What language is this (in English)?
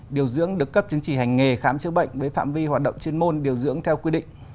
Vietnamese